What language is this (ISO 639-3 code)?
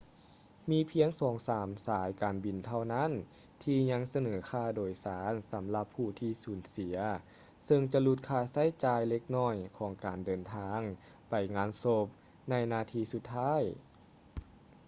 lao